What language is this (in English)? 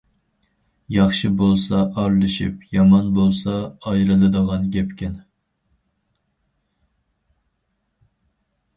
Uyghur